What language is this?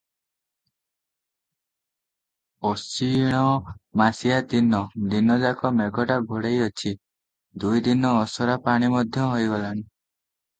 Odia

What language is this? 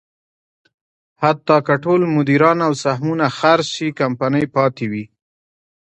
Pashto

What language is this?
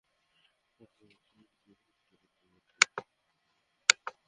Bangla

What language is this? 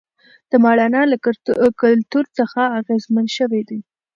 Pashto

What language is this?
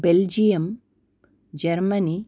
Sanskrit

